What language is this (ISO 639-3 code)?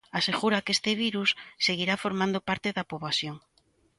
glg